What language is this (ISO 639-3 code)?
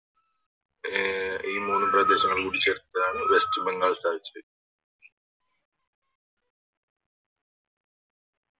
mal